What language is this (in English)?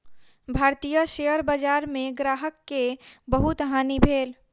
Maithili